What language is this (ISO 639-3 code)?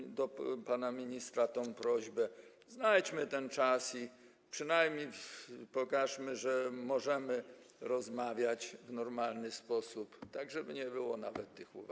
pol